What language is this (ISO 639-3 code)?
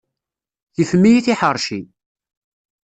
kab